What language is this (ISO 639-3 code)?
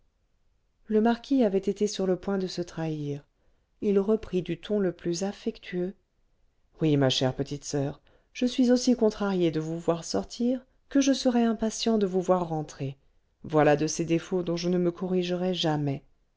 fra